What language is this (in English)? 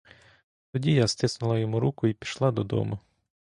Ukrainian